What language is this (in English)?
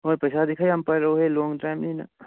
Manipuri